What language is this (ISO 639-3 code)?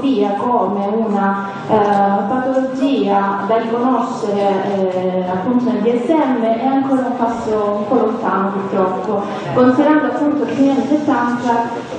ita